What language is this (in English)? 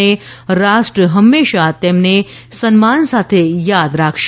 Gujarati